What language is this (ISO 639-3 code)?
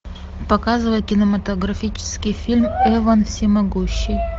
rus